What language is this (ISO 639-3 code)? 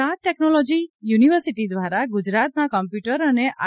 guj